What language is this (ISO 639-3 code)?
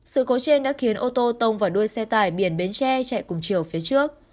vie